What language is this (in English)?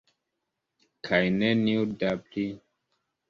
Esperanto